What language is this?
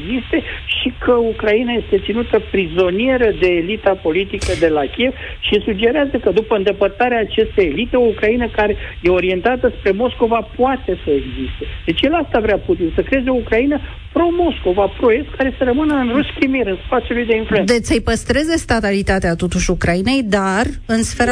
Romanian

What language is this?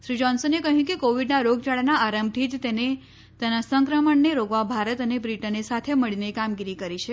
Gujarati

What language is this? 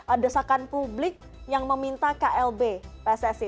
Indonesian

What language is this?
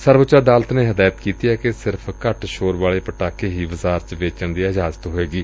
Punjabi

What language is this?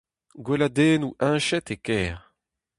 Breton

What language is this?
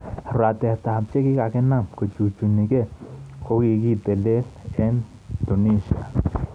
Kalenjin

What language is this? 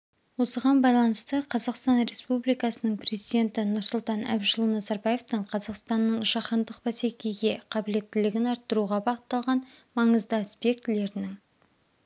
Kazakh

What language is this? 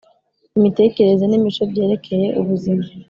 Kinyarwanda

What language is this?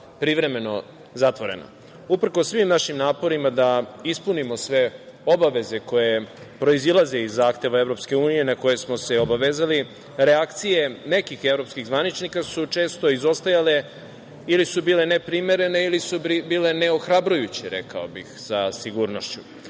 Serbian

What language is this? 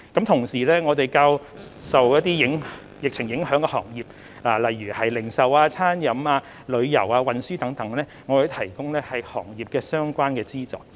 Cantonese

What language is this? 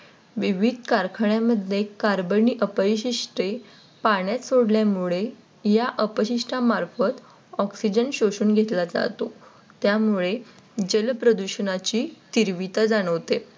Marathi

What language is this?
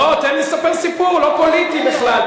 Hebrew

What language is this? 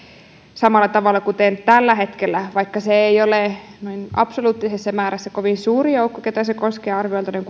Finnish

